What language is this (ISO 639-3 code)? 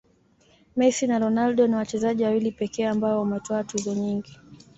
swa